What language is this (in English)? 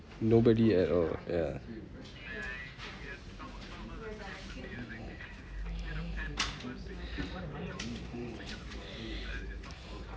English